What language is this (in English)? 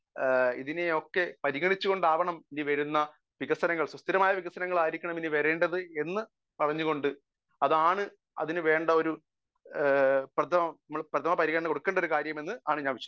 Malayalam